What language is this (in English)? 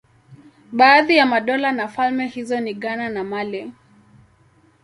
Swahili